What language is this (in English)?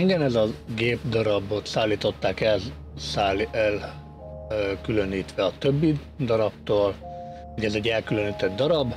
Hungarian